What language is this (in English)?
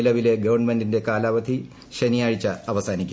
Malayalam